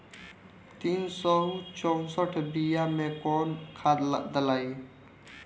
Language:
Bhojpuri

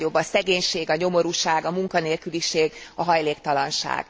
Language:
Hungarian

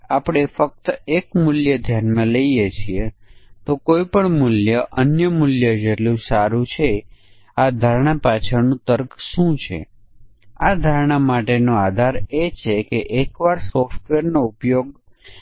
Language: Gujarati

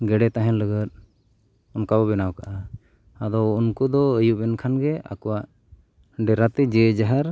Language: Santali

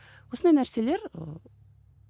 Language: Kazakh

